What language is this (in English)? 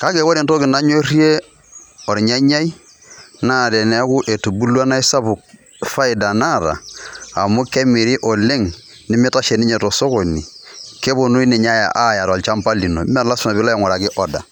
Masai